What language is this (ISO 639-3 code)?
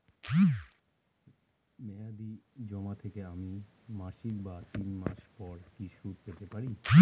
ben